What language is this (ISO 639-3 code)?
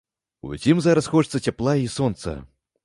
bel